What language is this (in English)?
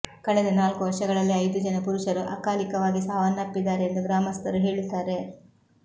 Kannada